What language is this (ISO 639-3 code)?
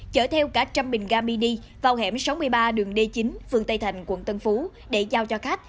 vie